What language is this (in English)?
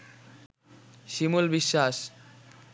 Bangla